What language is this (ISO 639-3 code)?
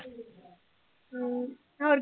pan